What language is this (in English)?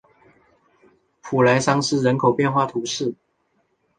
Chinese